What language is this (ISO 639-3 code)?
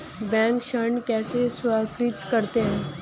hin